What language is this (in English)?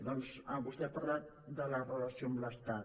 Catalan